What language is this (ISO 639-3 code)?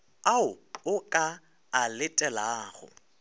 nso